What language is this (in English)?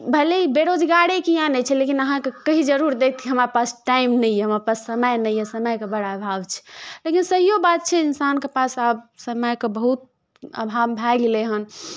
Maithili